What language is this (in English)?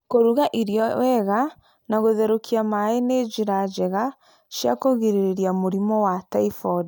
Kikuyu